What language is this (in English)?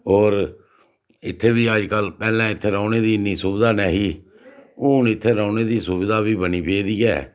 Dogri